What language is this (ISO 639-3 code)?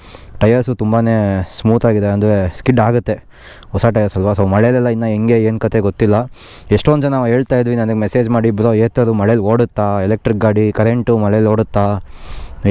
kan